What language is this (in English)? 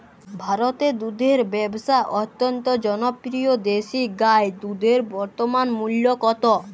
Bangla